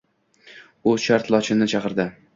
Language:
Uzbek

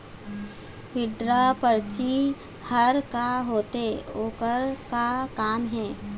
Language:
Chhattisgarhi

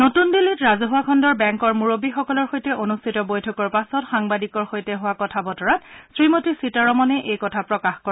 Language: Assamese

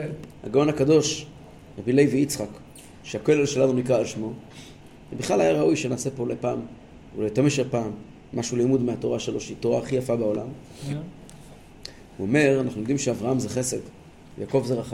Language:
Hebrew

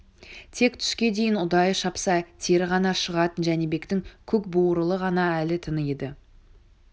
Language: Kazakh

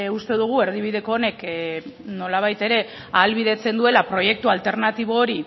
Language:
Basque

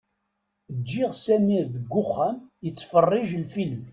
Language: Kabyle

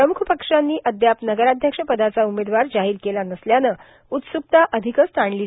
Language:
Marathi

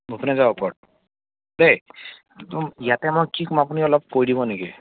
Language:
Assamese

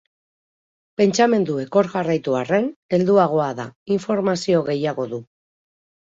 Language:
Basque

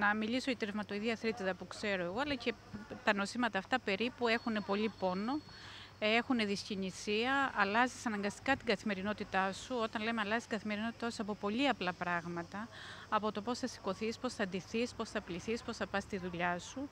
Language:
Greek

